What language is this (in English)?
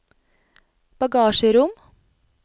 Norwegian